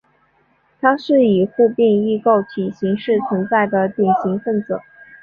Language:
Chinese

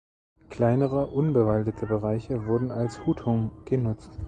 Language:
German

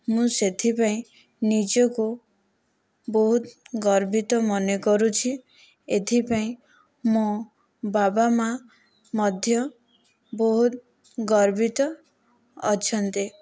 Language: Odia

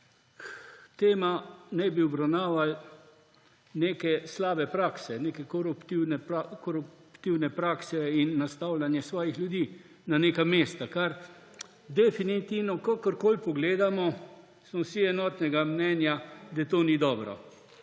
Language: Slovenian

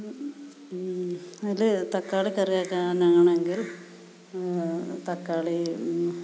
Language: Malayalam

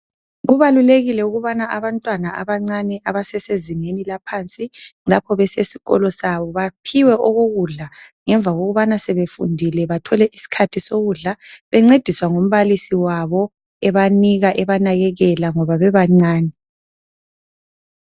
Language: North Ndebele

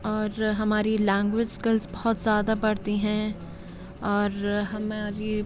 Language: Urdu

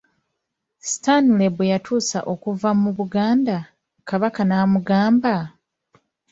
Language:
Ganda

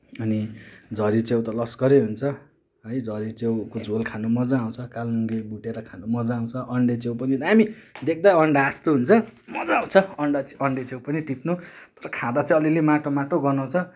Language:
Nepali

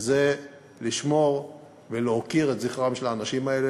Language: Hebrew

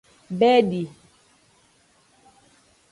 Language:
Aja (Benin)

